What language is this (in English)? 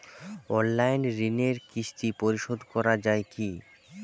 Bangla